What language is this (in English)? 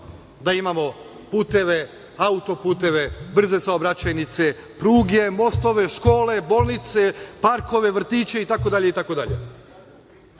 Serbian